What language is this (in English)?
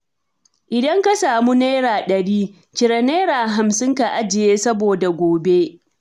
Hausa